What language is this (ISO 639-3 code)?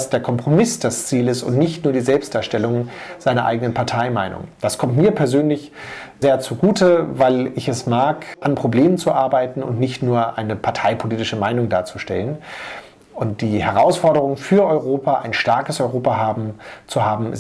deu